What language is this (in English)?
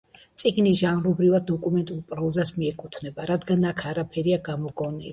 Georgian